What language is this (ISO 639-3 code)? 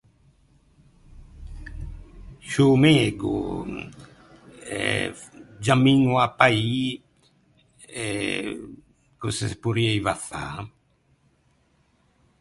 lij